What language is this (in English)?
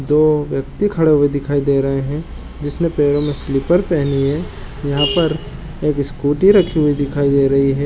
Chhattisgarhi